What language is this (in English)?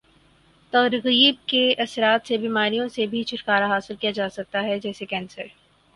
Urdu